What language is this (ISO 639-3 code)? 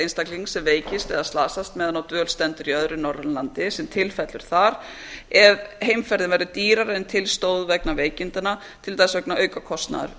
isl